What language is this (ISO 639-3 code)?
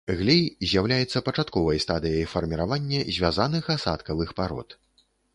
bel